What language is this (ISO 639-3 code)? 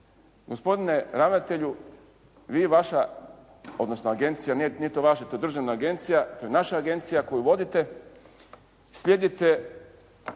hrv